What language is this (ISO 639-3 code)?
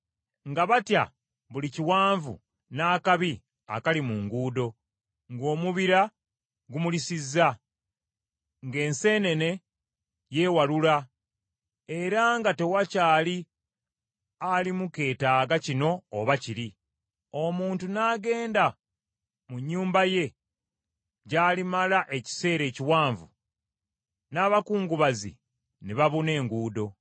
lug